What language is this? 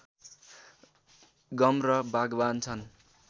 Nepali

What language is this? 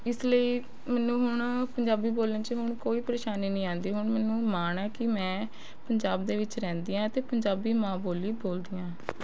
Punjabi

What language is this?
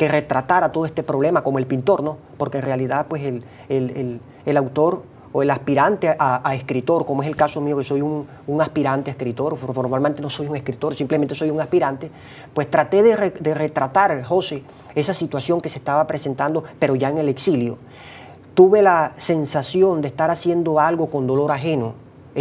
Spanish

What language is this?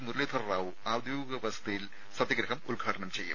Malayalam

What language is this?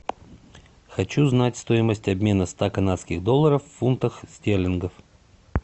Russian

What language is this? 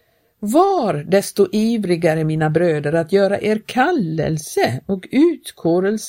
Swedish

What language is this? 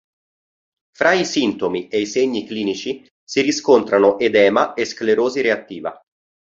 Italian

